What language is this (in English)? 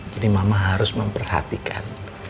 Indonesian